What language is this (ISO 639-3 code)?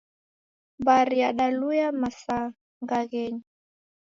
dav